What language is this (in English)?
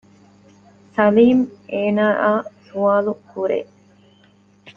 Divehi